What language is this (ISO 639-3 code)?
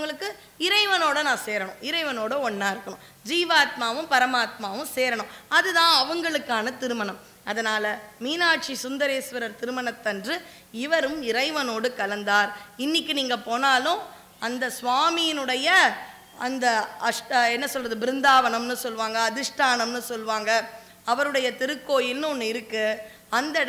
tam